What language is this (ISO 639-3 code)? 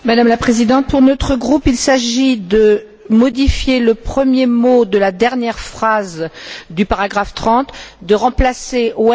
fra